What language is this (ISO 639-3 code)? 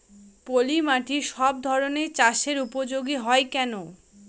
ben